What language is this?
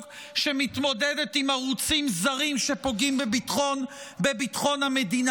Hebrew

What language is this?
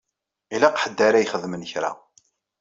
Kabyle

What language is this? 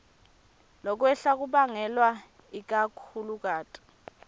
Swati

